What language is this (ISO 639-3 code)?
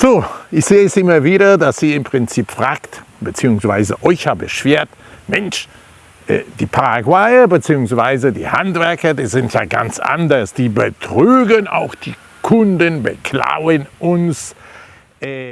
deu